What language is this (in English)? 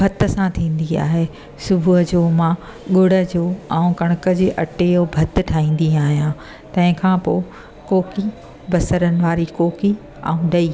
Sindhi